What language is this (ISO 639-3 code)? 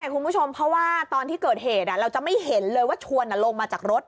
tha